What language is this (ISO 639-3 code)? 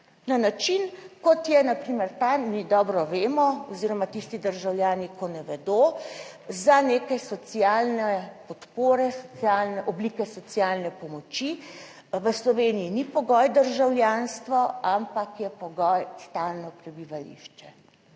slv